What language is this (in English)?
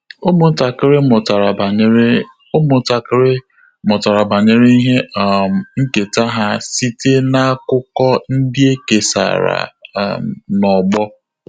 Igbo